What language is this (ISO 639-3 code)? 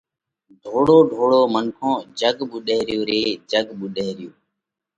kvx